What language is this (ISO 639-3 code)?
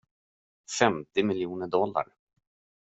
swe